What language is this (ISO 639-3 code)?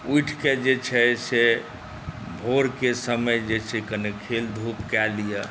mai